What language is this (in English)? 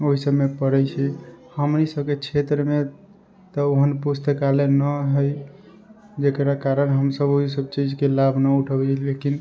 Maithili